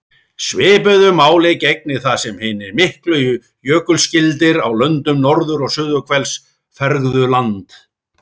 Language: Icelandic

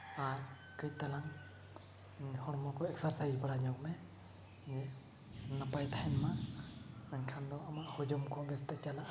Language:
Santali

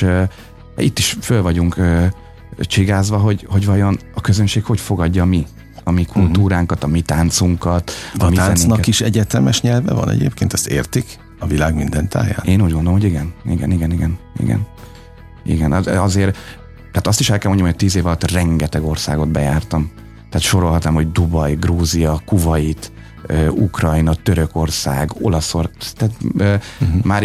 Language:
Hungarian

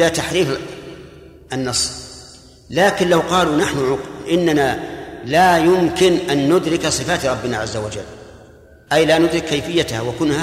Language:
Arabic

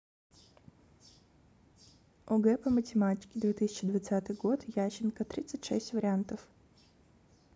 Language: Russian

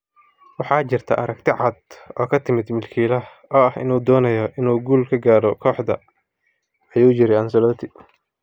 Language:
Somali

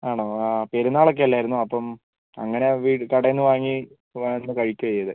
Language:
Malayalam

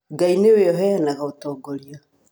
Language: Kikuyu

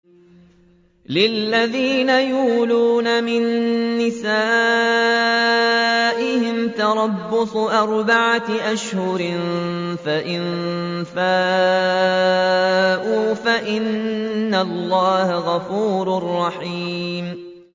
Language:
Arabic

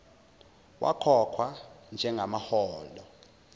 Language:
Zulu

